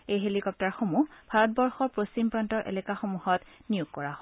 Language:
Assamese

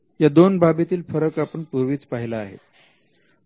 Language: Marathi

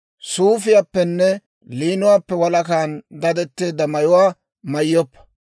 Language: Dawro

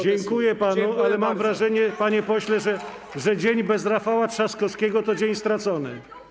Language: Polish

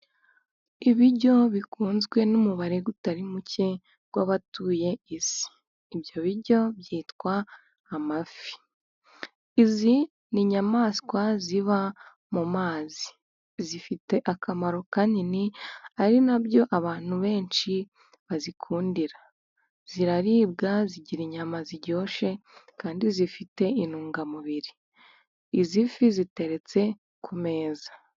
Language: Kinyarwanda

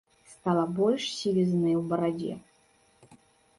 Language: Belarusian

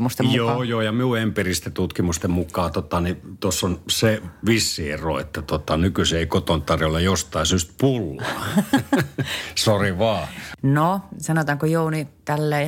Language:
Finnish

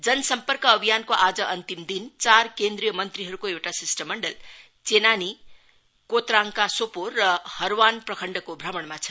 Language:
Nepali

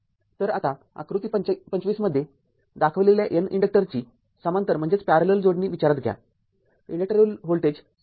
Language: Marathi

